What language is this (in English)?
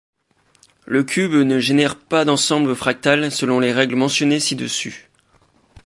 French